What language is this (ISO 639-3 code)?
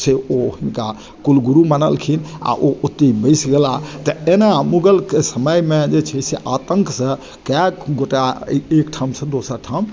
mai